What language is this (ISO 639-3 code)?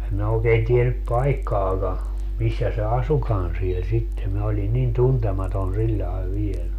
fin